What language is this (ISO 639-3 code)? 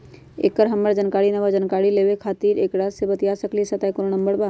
mag